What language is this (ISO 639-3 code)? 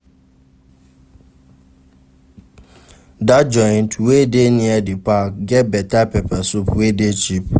pcm